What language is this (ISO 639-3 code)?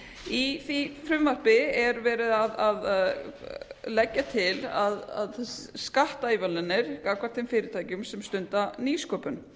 isl